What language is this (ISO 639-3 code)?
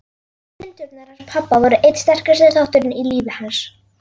isl